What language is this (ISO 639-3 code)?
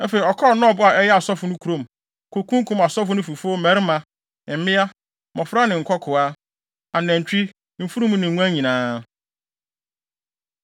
aka